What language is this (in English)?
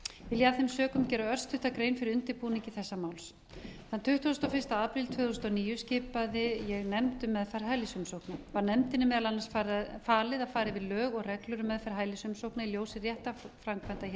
Icelandic